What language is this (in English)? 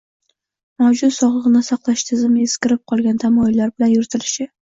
Uzbek